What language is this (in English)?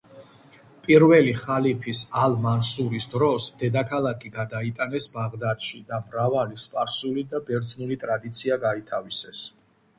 Georgian